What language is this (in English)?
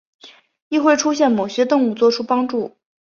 Chinese